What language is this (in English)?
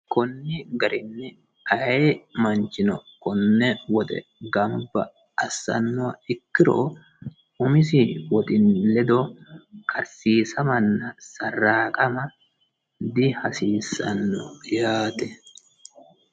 Sidamo